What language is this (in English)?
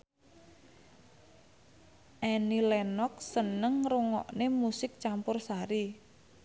Javanese